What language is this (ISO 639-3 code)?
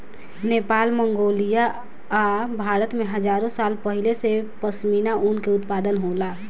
bho